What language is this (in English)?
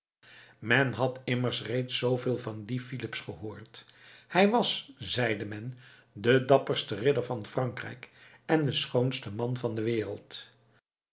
Dutch